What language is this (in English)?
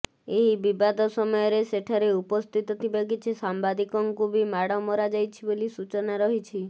Odia